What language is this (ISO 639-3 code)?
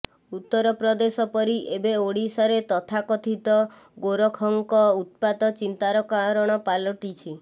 ori